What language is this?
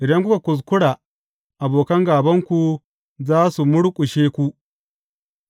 Hausa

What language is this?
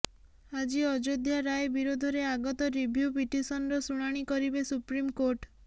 Odia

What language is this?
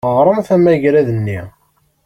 Kabyle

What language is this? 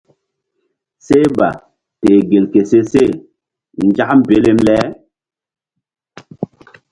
Mbum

